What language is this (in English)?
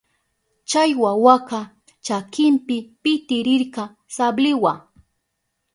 Southern Pastaza Quechua